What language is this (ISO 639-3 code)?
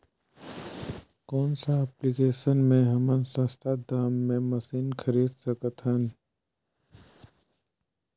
hne